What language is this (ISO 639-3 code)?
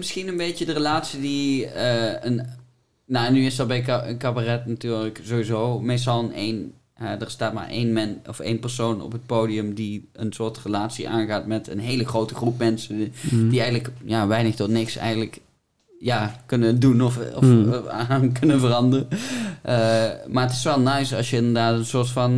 nld